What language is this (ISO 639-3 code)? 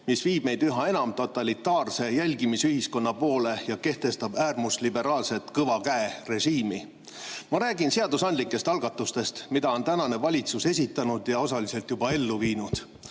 est